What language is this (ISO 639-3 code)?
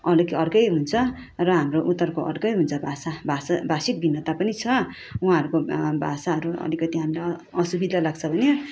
nep